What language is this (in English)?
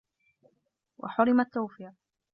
Arabic